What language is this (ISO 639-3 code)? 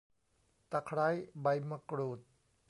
tha